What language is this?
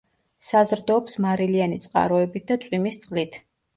Georgian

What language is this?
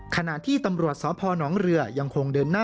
Thai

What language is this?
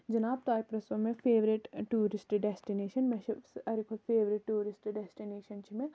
Kashmiri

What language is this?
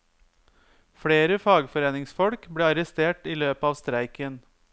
Norwegian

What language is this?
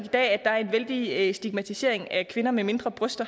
Danish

